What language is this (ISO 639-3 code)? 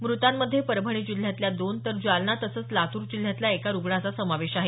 mar